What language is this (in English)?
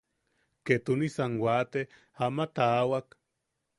Yaqui